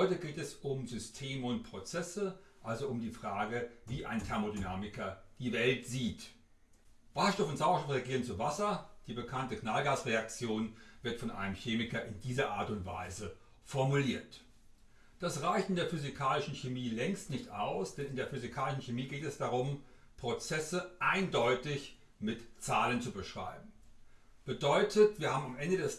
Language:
German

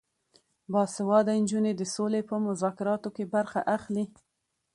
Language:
Pashto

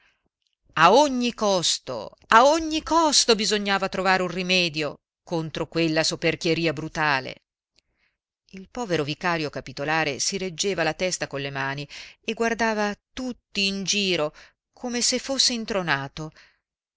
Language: Italian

